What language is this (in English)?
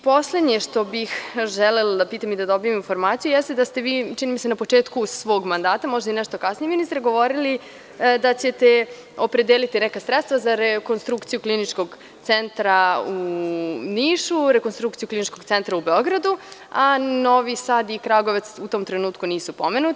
Serbian